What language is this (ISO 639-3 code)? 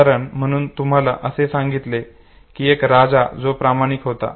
mar